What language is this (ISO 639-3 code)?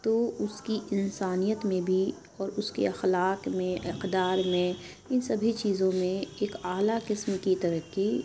urd